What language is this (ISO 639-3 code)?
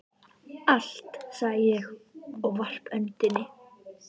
isl